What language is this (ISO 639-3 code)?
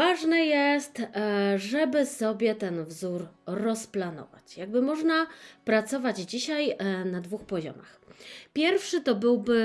pol